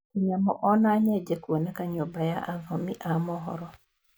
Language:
Kikuyu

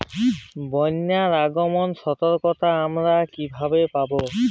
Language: Bangla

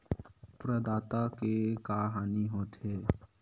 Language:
Chhattisgarhi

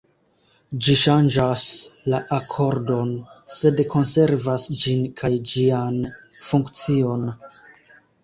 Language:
Esperanto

